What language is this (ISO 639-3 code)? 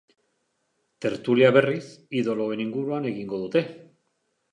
eus